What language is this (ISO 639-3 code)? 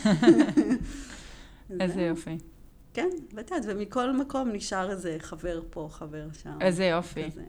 heb